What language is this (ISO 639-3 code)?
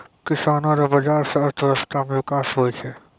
mai